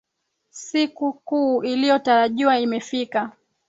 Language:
Swahili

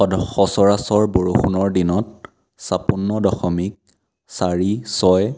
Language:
Assamese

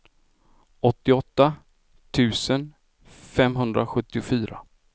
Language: Swedish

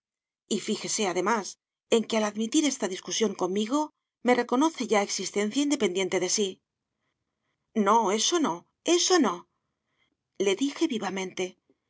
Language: Spanish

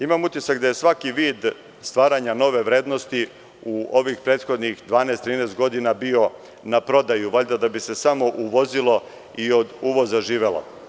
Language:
Serbian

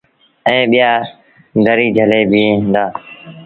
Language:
Sindhi Bhil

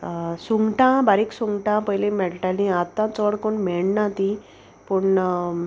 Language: Konkani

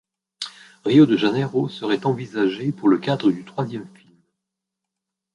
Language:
French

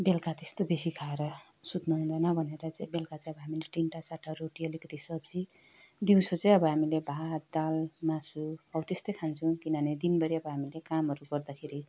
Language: Nepali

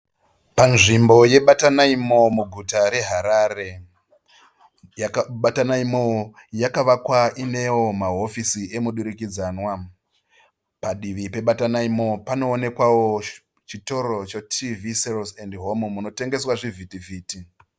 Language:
Shona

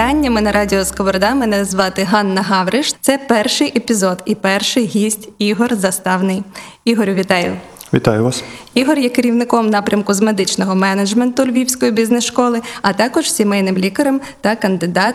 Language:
Ukrainian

